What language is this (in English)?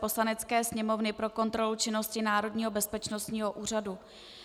Czech